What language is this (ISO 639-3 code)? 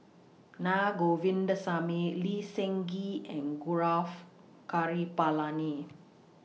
eng